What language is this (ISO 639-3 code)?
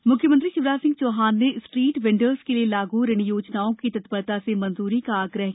hin